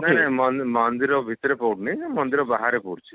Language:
Odia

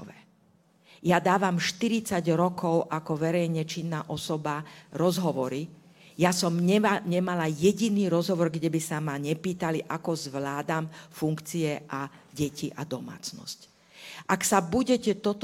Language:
Slovak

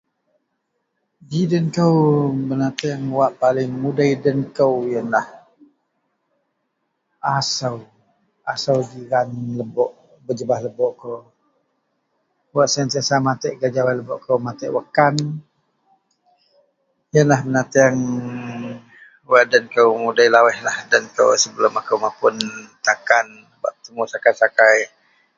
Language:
Central Melanau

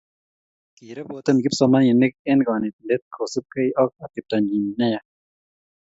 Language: Kalenjin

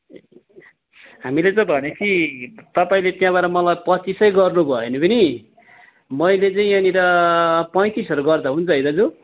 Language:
Nepali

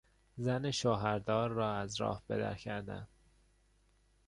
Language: Persian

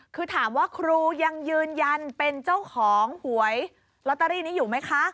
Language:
Thai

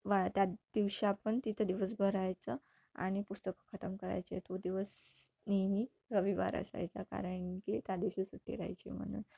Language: Marathi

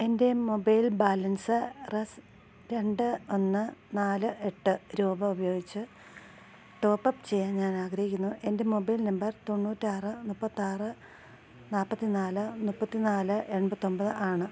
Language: Malayalam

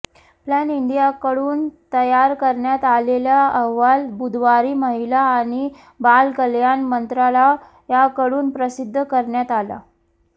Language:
Marathi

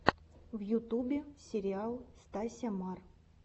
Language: Russian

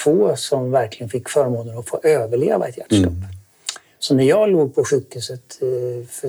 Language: Swedish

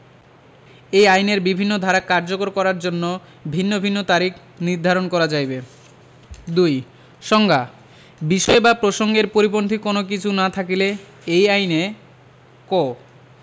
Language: Bangla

